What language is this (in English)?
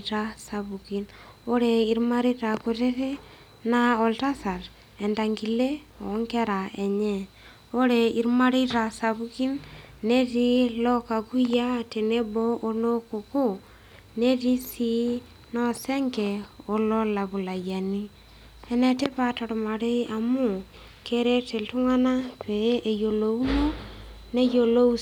Masai